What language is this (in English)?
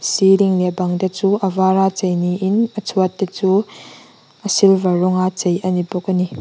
Mizo